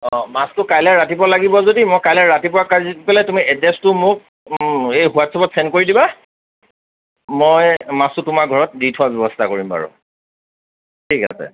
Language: Assamese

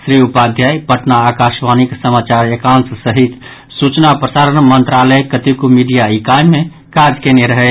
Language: Maithili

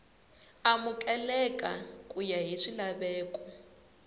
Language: Tsonga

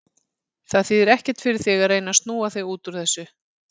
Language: Icelandic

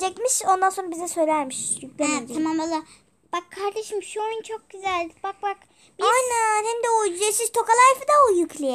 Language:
Turkish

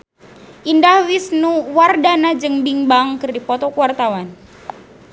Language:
Sundanese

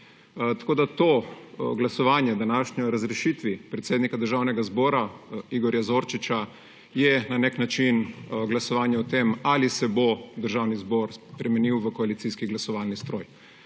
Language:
Slovenian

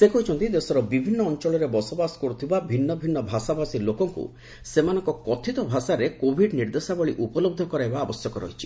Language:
Odia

